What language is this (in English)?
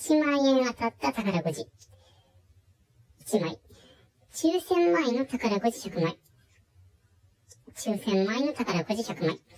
Japanese